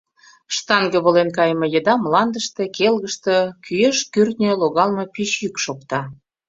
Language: Mari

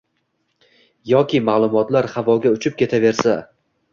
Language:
Uzbek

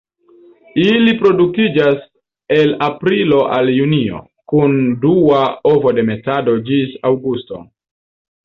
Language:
Esperanto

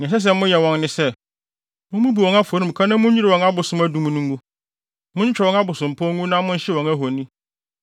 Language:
Akan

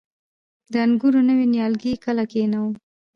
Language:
Pashto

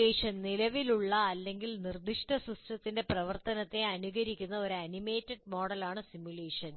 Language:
Malayalam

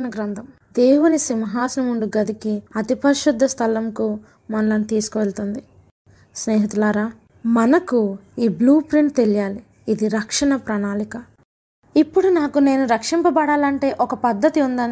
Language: Telugu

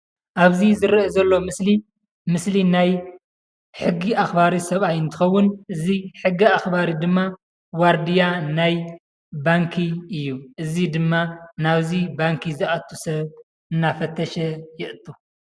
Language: Tigrinya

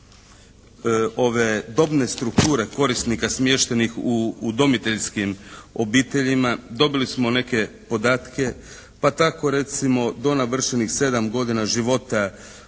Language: Croatian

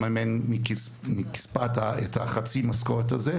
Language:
Hebrew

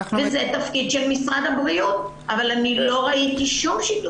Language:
Hebrew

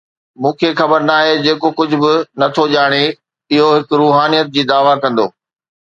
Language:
Sindhi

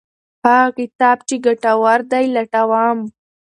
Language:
Pashto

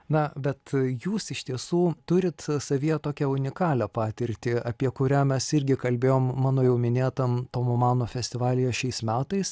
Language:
Lithuanian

